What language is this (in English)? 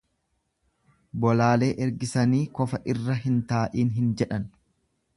Oromo